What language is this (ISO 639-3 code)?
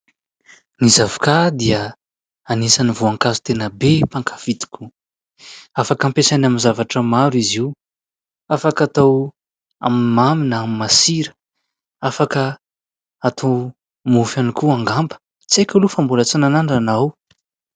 mlg